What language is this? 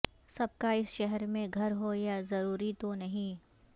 Urdu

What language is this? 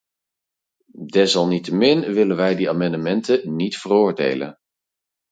Dutch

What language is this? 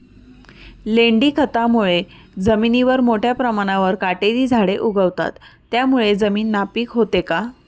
Marathi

